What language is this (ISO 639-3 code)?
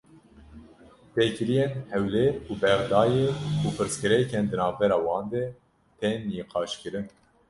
kur